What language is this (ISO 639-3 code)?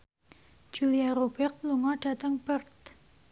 jav